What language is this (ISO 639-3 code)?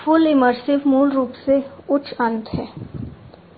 hin